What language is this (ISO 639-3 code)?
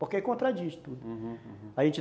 por